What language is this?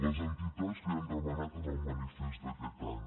Catalan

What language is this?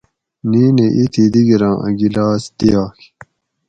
Gawri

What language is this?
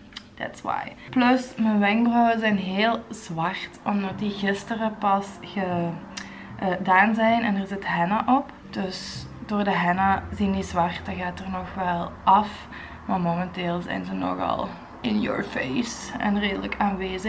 Dutch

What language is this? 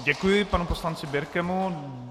Czech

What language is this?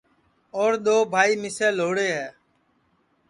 Sansi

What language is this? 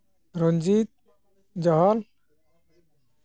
Santali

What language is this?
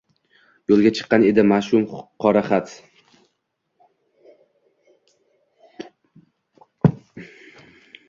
Uzbek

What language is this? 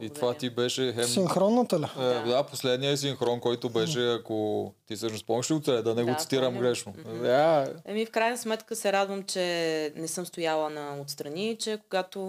Bulgarian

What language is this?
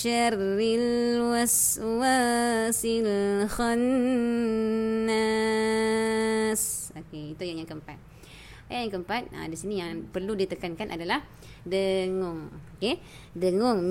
Malay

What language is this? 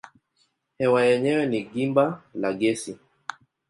Swahili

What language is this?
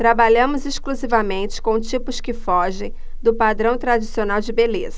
Portuguese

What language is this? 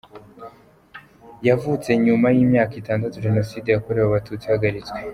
Kinyarwanda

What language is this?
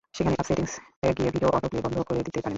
Bangla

